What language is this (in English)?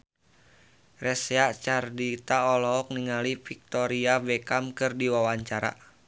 Sundanese